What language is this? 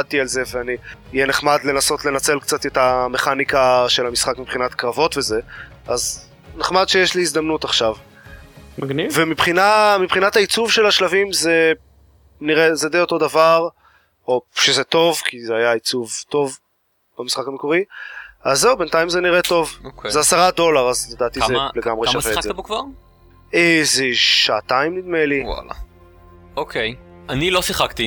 Hebrew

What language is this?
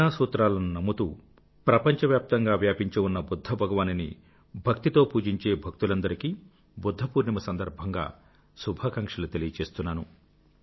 Telugu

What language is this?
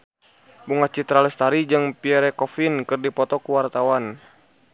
Sundanese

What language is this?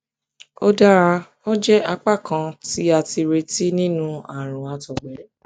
Yoruba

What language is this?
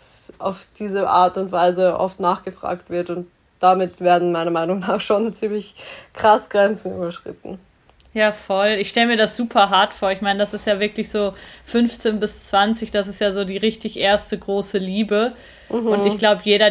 German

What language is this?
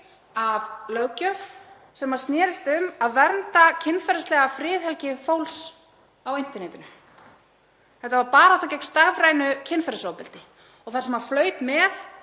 Icelandic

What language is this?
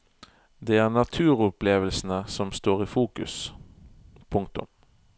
Norwegian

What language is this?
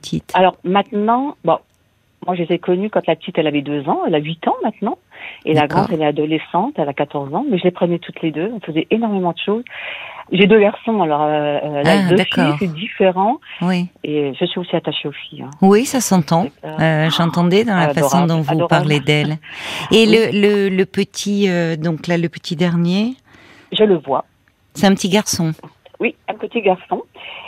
French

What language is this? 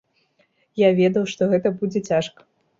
Belarusian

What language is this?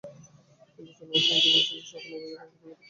Bangla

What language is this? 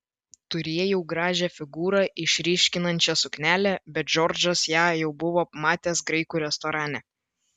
Lithuanian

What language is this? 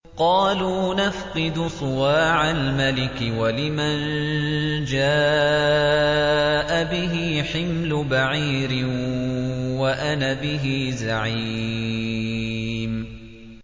Arabic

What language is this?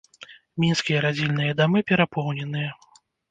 Belarusian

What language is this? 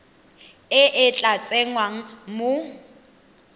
Tswana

